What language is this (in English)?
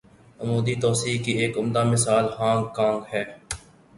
Urdu